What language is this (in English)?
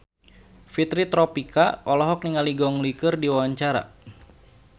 Sundanese